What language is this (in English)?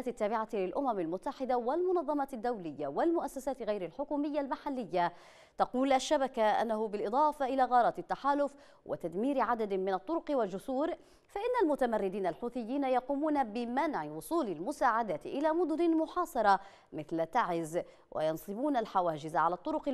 Arabic